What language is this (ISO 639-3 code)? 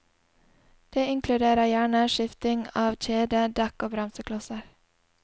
nor